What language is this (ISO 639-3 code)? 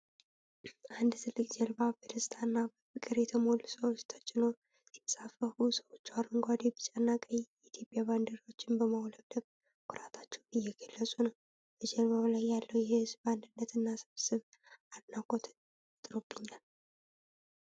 amh